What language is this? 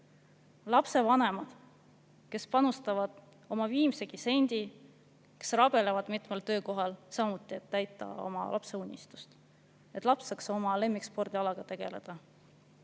Estonian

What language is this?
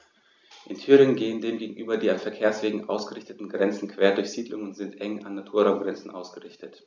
German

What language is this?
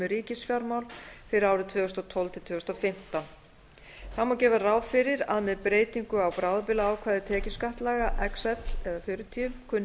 Icelandic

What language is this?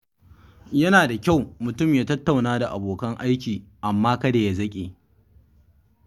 Hausa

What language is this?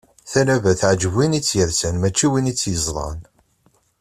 Kabyle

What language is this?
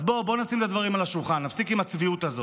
Hebrew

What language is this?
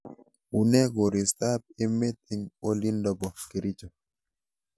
Kalenjin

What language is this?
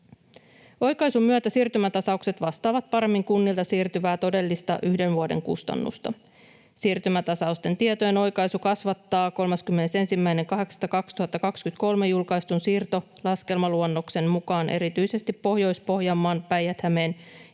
Finnish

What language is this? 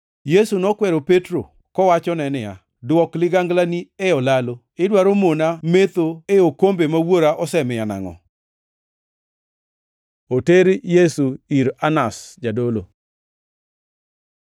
Luo (Kenya and Tanzania)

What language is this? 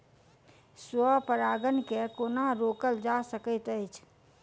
Maithili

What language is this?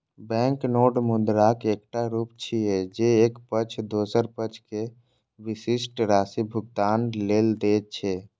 Maithili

